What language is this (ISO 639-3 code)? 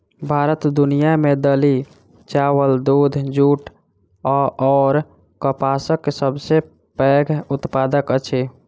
mai